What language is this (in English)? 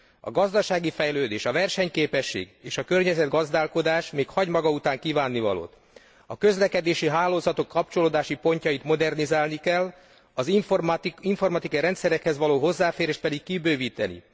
Hungarian